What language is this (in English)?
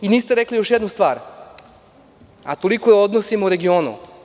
Serbian